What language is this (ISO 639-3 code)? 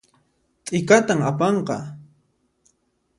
qxp